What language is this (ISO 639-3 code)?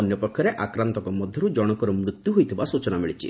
ori